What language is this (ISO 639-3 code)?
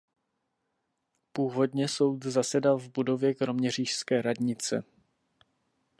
ces